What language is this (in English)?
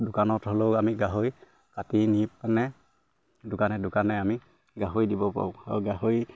Assamese